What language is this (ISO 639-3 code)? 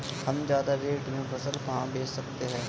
hin